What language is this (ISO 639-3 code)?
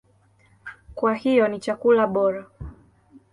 swa